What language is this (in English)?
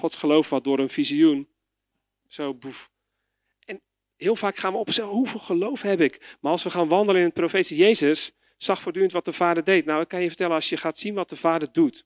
Dutch